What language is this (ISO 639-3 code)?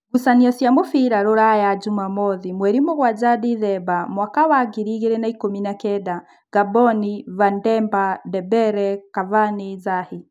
kik